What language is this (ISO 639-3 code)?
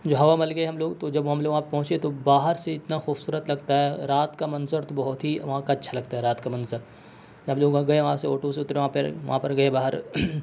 urd